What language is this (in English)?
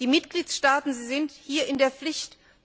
German